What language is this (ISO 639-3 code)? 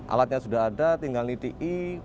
ind